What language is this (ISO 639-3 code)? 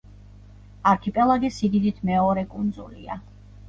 kat